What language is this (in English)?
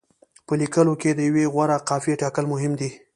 Pashto